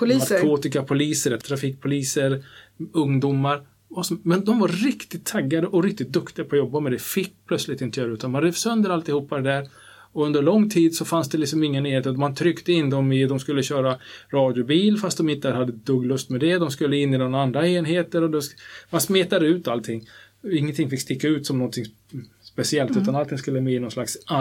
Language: Swedish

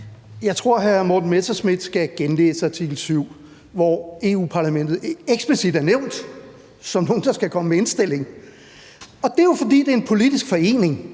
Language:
Danish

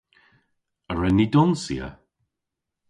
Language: Cornish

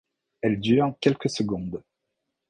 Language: French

